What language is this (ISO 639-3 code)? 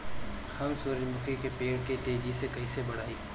bho